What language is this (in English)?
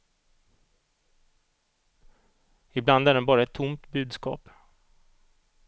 Swedish